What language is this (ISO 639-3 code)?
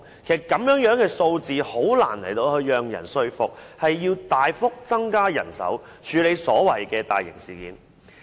yue